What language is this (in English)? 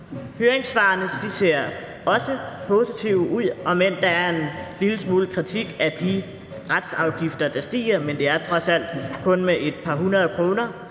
Danish